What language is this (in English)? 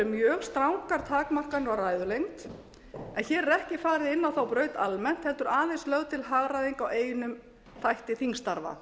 Icelandic